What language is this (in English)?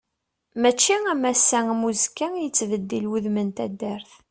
Kabyle